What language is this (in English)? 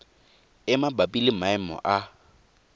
Tswana